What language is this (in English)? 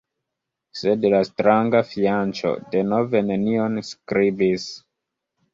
Esperanto